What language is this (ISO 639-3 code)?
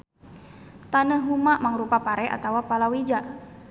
sun